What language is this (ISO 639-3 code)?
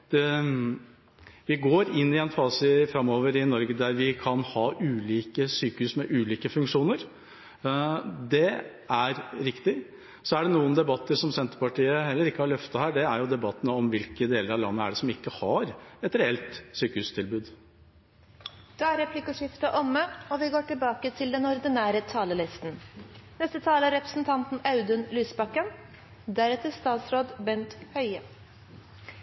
nor